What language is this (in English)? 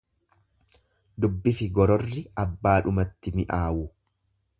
Oromo